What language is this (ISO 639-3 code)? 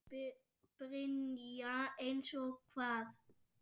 isl